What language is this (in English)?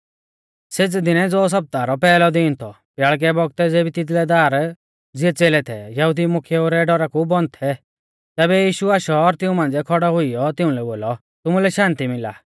Mahasu Pahari